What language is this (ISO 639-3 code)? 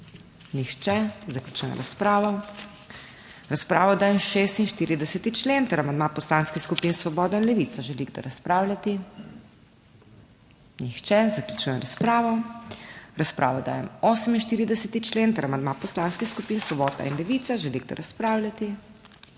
slv